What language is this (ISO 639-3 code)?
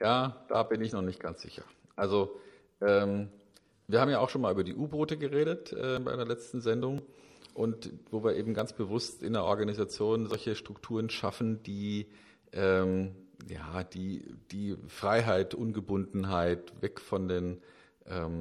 deu